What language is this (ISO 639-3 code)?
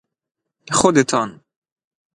fas